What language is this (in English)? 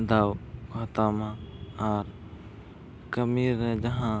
Santali